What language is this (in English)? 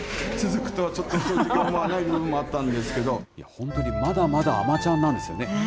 Japanese